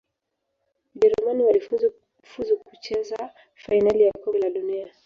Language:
Swahili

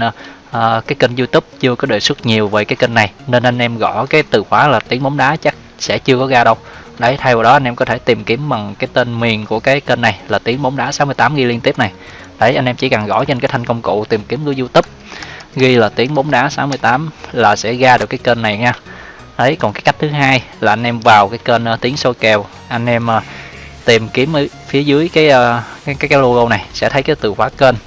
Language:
Vietnamese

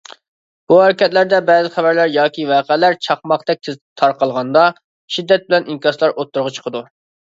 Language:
Uyghur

